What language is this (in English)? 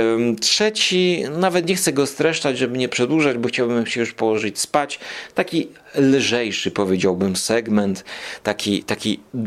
Polish